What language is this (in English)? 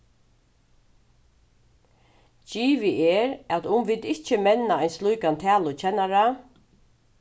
Faroese